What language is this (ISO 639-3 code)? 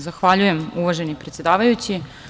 srp